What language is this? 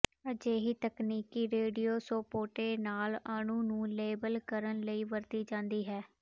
Punjabi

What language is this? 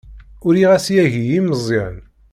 Kabyle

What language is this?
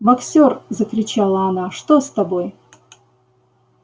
Russian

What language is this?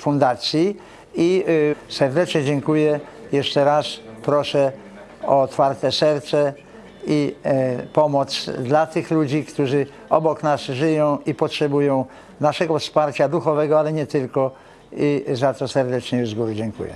Polish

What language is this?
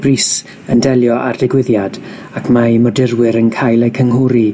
Welsh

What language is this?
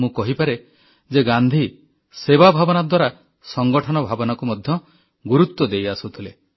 Odia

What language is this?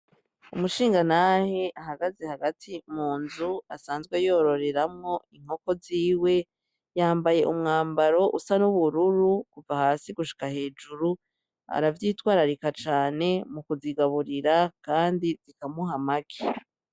Rundi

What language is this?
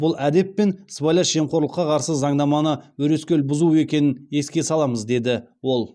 Kazakh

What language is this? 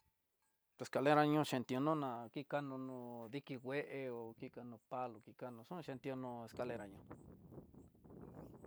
Tidaá Mixtec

